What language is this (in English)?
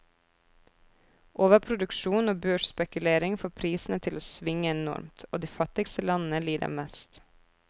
Norwegian